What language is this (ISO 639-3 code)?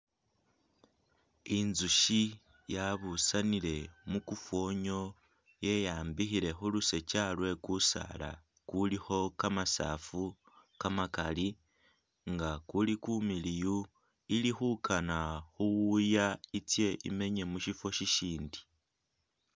myx